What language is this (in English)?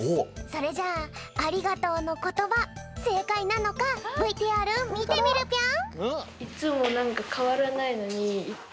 Japanese